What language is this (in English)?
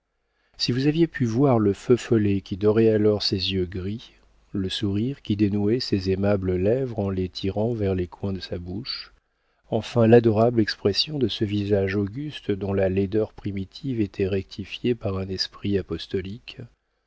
French